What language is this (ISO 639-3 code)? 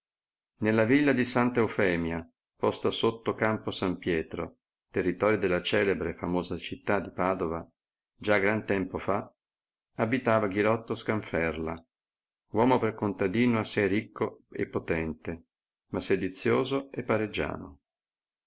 ita